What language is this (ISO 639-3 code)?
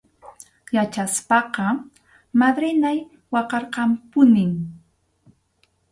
qxu